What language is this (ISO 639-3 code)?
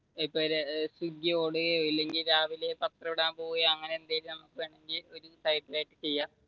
mal